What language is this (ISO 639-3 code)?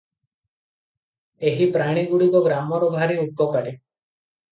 ori